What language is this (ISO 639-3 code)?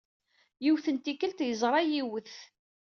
kab